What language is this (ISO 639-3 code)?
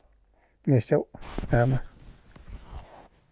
pmq